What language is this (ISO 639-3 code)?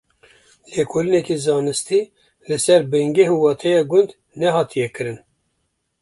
kur